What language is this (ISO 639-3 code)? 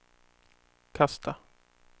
swe